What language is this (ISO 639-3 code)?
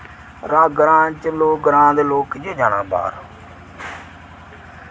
doi